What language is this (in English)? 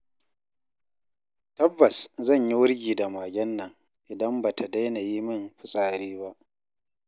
Hausa